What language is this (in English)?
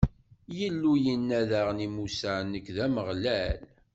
Kabyle